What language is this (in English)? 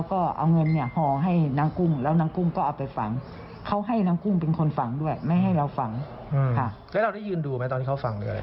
Thai